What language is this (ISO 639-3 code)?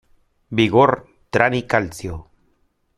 spa